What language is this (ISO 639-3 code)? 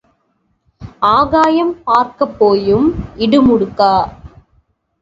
tam